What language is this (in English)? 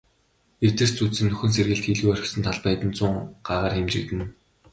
Mongolian